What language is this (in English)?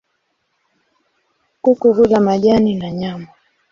Swahili